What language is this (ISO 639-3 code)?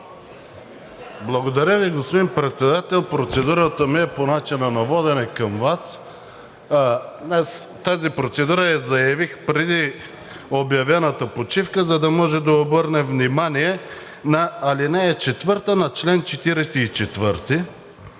bul